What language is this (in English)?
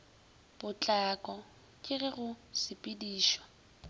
Northern Sotho